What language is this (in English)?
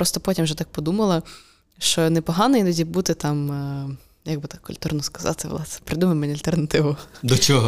Ukrainian